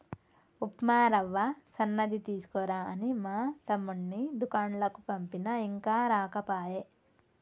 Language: Telugu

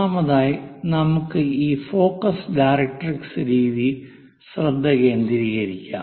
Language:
Malayalam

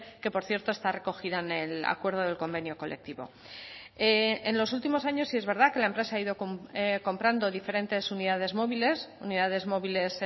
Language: Spanish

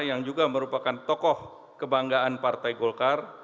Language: Indonesian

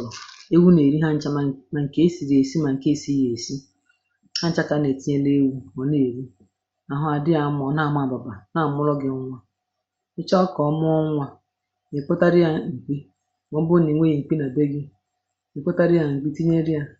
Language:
Igbo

